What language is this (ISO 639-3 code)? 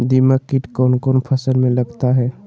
mag